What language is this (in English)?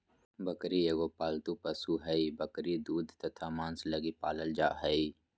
Magahi